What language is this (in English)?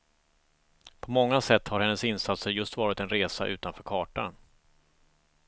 Swedish